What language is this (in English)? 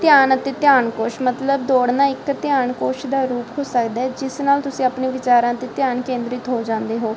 Punjabi